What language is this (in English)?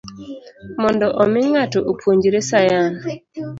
Luo (Kenya and Tanzania)